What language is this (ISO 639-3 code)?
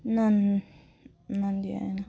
nep